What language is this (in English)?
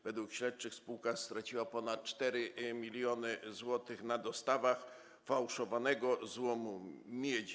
Polish